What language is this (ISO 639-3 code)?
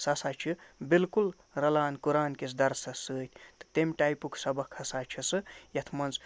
kas